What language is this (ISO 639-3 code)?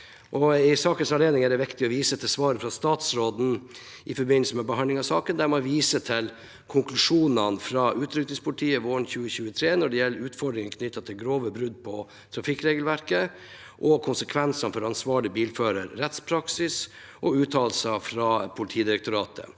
nor